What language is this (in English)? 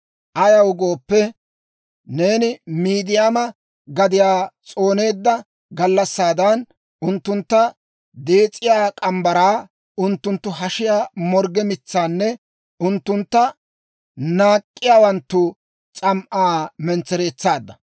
Dawro